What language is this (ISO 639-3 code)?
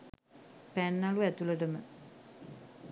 sin